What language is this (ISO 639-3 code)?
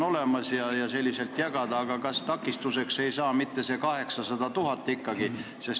est